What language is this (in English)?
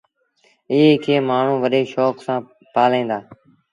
Sindhi Bhil